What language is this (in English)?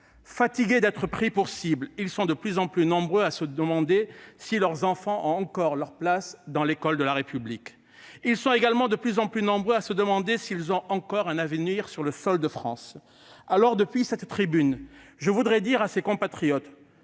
French